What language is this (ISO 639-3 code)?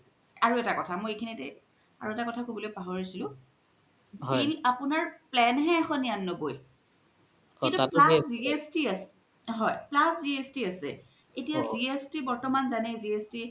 asm